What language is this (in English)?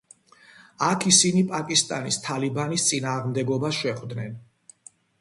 Georgian